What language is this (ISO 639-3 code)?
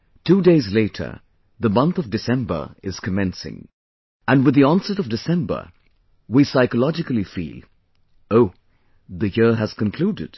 eng